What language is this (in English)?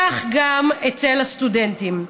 Hebrew